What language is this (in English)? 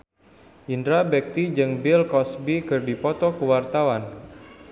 Sundanese